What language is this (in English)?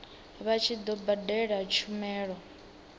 Venda